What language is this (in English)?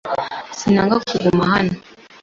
Kinyarwanda